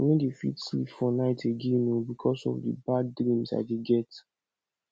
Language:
Nigerian Pidgin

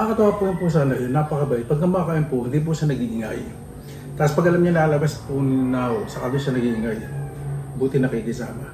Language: Filipino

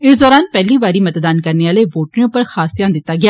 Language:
Dogri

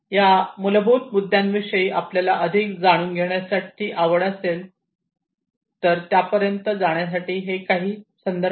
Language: Marathi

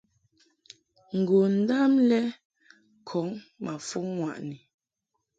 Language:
Mungaka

